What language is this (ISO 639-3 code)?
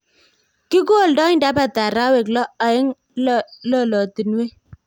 kln